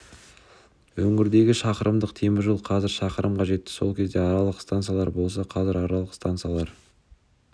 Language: Kazakh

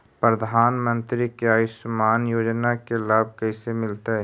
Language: Magahi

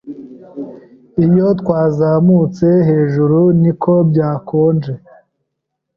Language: Kinyarwanda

